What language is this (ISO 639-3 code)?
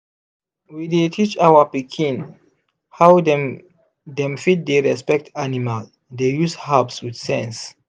pcm